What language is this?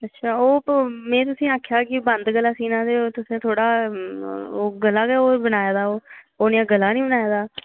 Dogri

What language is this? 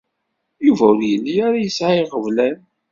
Kabyle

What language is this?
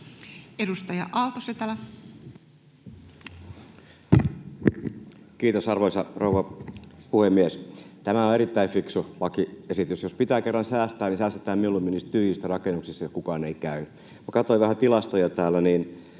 Finnish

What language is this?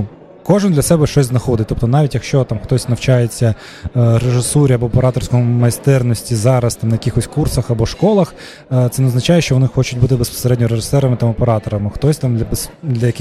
Ukrainian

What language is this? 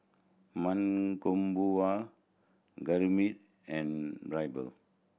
English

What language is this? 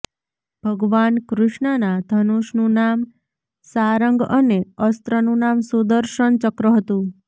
Gujarati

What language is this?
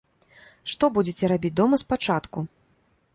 Belarusian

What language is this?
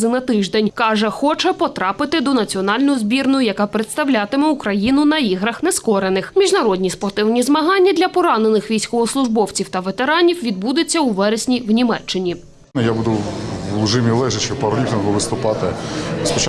Ukrainian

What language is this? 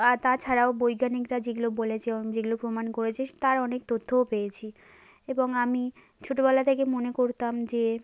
Bangla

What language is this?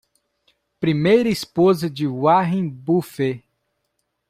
Portuguese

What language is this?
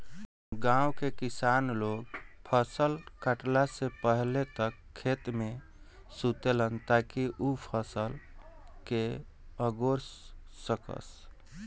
Bhojpuri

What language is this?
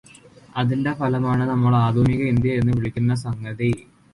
Malayalam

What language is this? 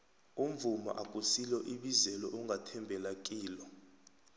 South Ndebele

